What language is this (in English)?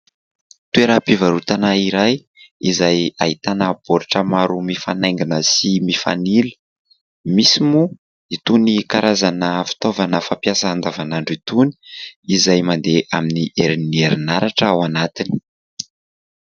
Malagasy